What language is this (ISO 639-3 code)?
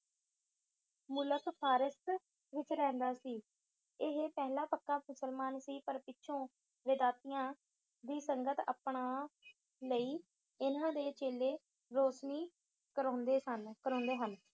pan